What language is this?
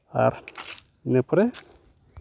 Santali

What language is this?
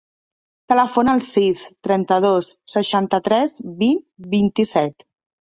Catalan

